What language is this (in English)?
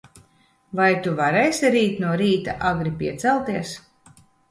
Latvian